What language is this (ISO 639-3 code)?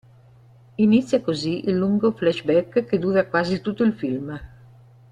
ita